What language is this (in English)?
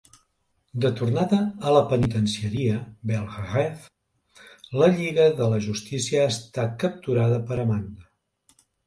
Catalan